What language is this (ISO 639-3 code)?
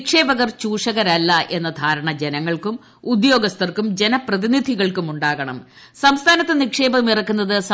mal